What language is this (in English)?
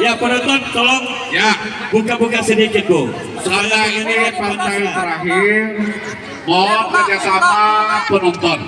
Indonesian